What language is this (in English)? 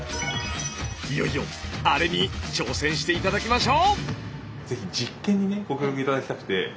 Japanese